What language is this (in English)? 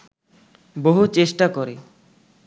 Bangla